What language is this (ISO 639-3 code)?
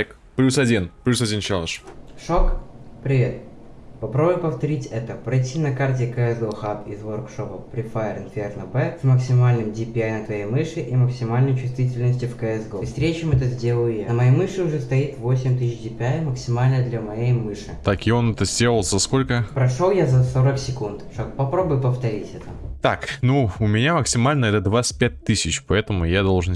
rus